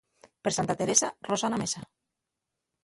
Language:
Asturian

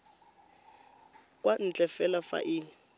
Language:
Tswana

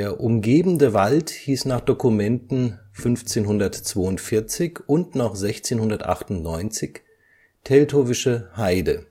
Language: German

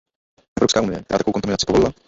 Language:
Czech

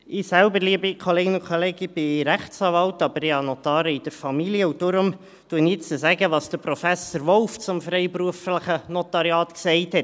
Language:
Swiss German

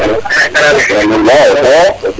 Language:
Serer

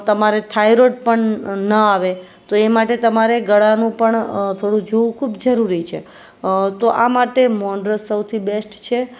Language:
Gujarati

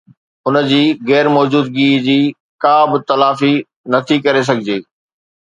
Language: Sindhi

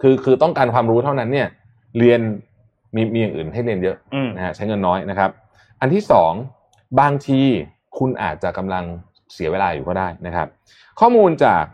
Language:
Thai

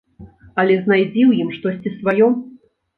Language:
Belarusian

